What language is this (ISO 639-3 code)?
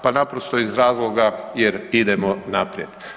hrv